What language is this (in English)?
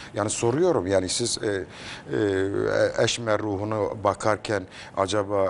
Turkish